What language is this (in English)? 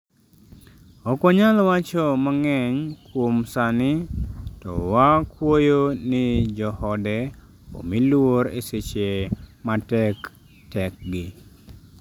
Luo (Kenya and Tanzania)